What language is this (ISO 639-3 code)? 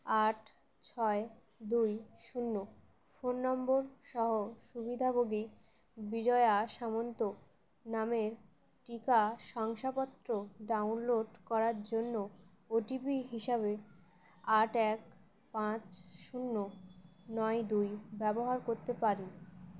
ben